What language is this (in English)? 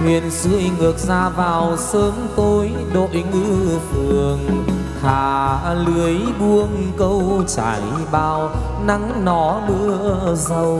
Vietnamese